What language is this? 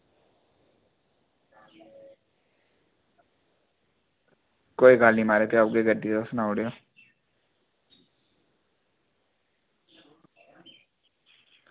Dogri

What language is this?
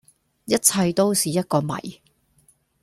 Cantonese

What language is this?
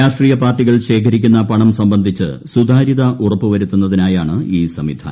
Malayalam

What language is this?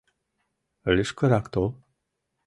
Mari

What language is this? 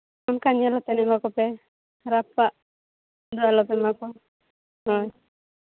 Santali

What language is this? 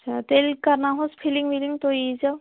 Kashmiri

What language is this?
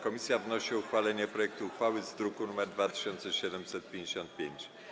Polish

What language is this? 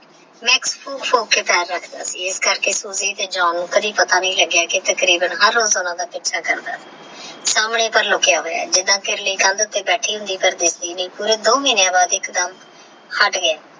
Punjabi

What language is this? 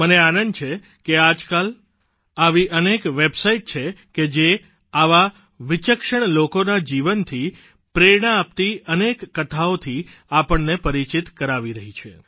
Gujarati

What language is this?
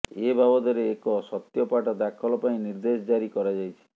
Odia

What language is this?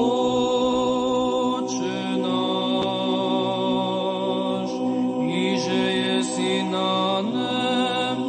Slovak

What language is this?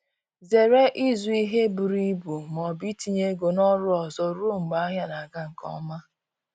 Igbo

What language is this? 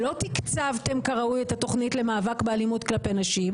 Hebrew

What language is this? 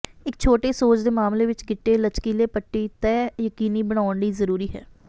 Punjabi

